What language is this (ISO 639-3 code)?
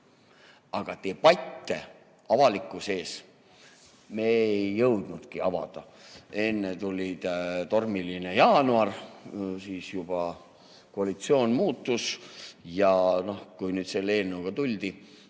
est